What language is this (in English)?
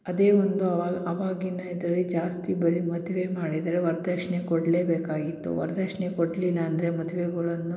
Kannada